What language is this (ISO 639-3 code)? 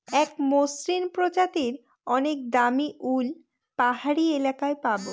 ben